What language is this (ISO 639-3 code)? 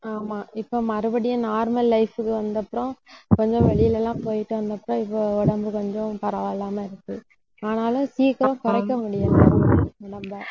tam